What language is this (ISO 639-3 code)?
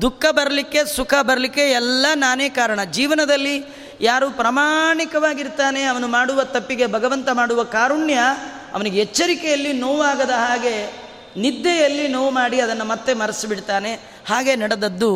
kan